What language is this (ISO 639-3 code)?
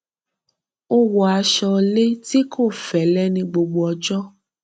yor